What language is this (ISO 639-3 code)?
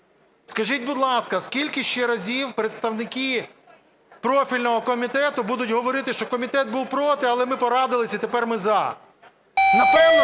ukr